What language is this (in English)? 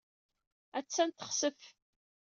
Kabyle